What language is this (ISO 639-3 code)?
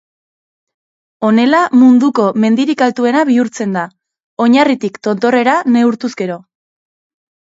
eus